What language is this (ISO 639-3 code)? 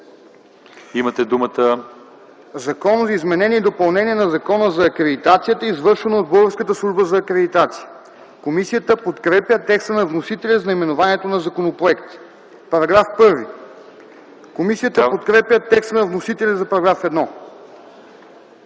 bul